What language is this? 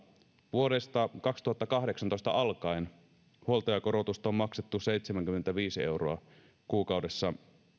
Finnish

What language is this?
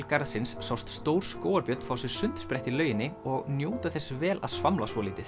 Icelandic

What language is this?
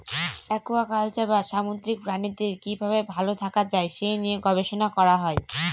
Bangla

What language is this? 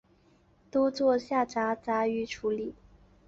Chinese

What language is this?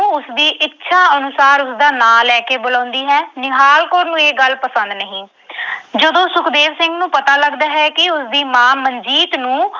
Punjabi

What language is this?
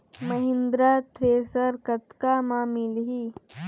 Chhattisgarhi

